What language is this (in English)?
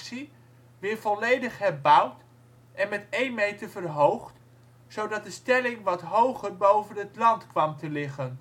Dutch